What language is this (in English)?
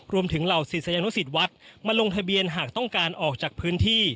Thai